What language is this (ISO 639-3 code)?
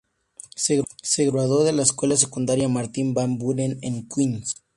spa